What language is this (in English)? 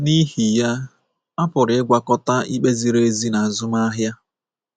Igbo